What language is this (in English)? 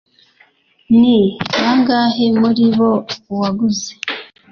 Kinyarwanda